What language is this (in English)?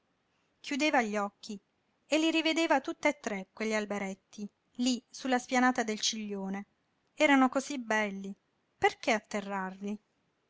Italian